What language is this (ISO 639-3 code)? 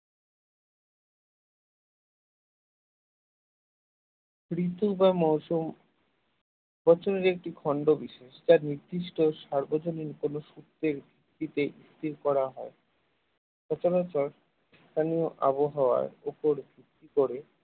ben